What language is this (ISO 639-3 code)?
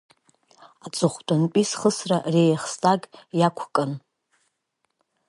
abk